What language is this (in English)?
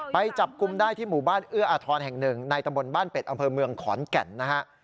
Thai